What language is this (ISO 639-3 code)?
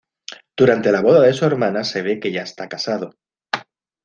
spa